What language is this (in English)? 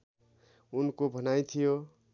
Nepali